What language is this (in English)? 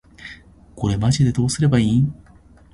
Japanese